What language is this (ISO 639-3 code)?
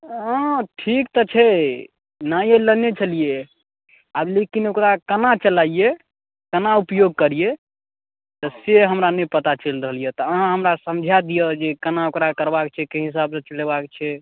mai